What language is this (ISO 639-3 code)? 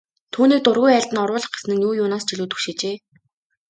mon